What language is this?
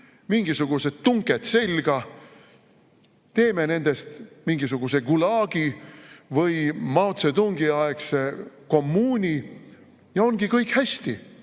Estonian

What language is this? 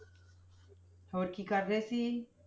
Punjabi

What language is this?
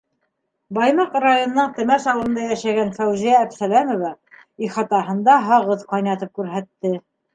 Bashkir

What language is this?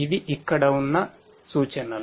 Telugu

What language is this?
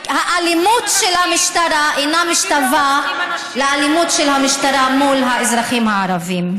Hebrew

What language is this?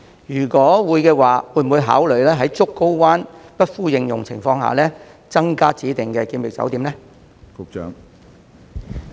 Cantonese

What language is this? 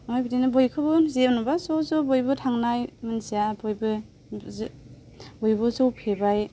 Bodo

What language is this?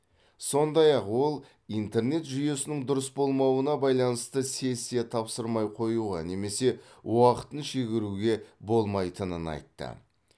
Kazakh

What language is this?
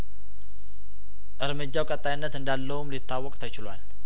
Amharic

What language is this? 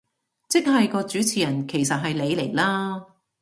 Cantonese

